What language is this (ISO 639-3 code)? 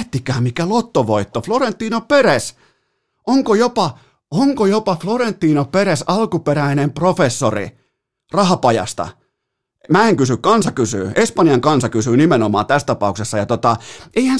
fin